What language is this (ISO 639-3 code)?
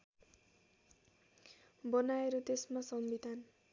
nep